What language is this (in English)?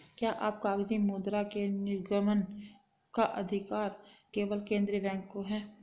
Hindi